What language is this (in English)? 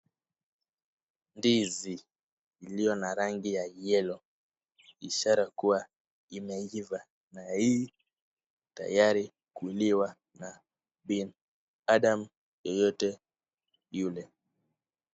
Swahili